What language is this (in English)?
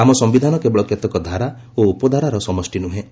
Odia